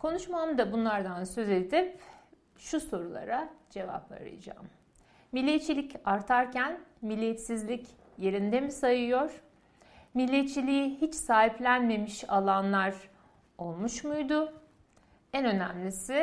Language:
Turkish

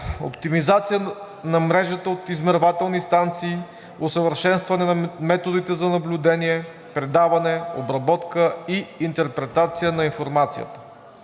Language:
Bulgarian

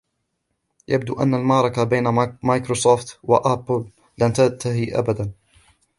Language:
Arabic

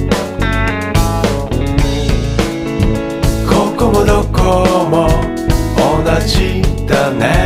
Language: Japanese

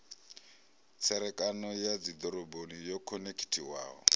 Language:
Venda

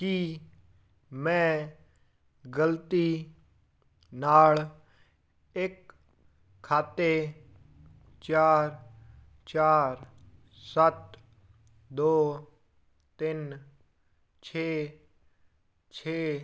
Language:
Punjabi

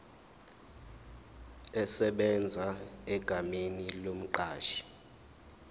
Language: Zulu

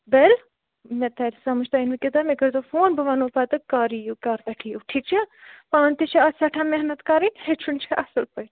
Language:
Kashmiri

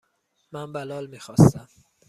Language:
Persian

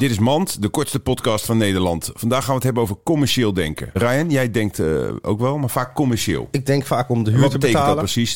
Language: Dutch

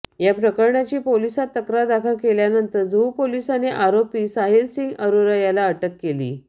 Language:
Marathi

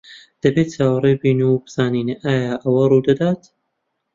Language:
Central Kurdish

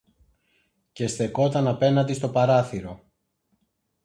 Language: Greek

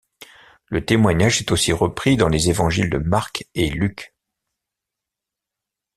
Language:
French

